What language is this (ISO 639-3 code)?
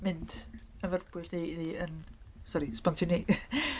cym